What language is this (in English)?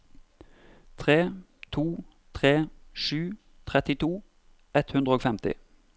Norwegian